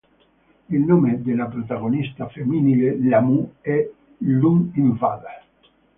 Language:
Italian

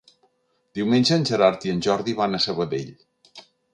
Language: Catalan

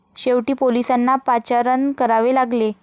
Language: Marathi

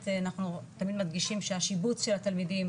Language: Hebrew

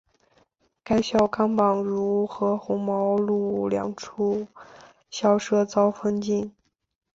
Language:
Chinese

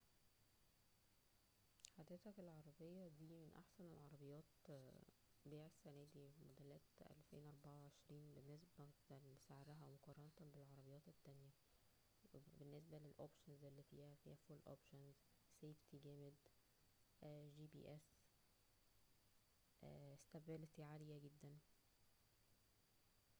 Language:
Egyptian Arabic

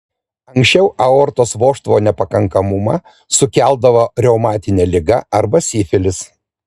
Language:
Lithuanian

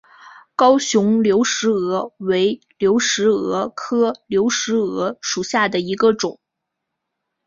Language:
Chinese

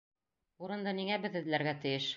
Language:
Bashkir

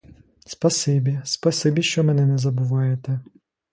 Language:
Ukrainian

